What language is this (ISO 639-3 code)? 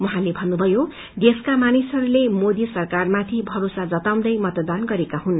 nep